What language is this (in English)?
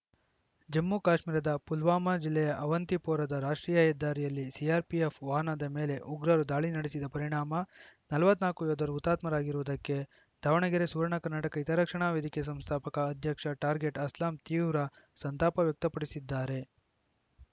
Kannada